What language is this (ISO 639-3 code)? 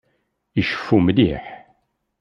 kab